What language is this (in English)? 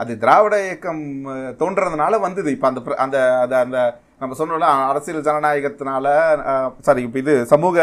Tamil